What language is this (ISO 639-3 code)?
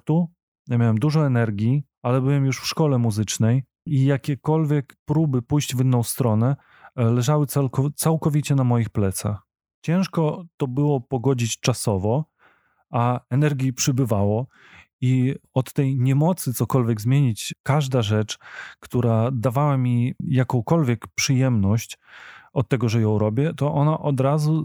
pol